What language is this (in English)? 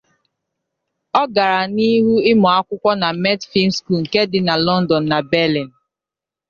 Igbo